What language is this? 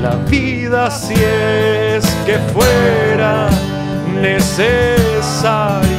Spanish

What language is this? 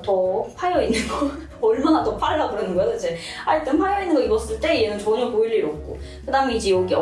Korean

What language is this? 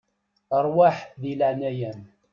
Kabyle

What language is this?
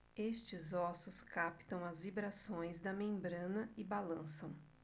Portuguese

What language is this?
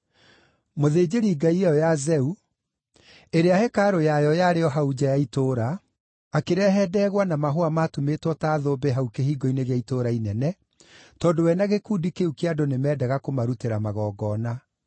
Kikuyu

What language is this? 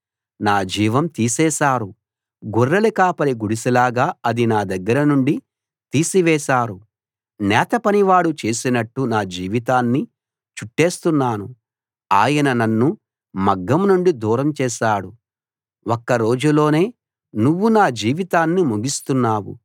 Telugu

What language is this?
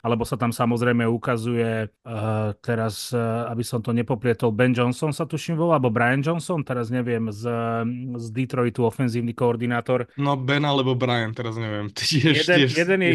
Slovak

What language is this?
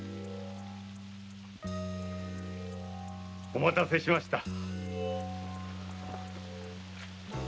Japanese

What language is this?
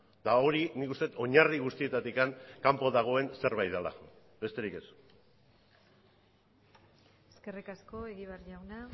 Basque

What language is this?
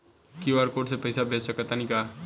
Bhojpuri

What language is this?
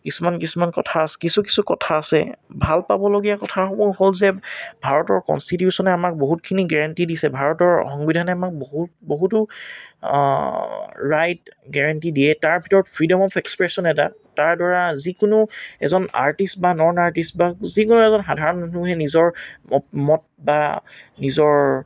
Assamese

